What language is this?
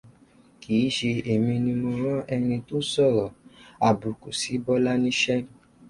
Yoruba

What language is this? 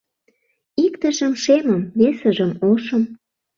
Mari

